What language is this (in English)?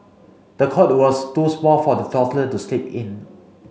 English